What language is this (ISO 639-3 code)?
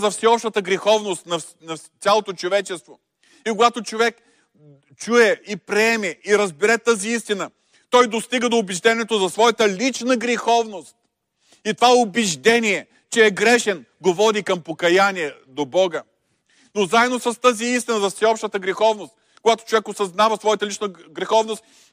bul